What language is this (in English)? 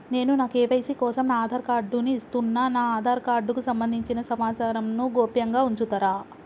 Telugu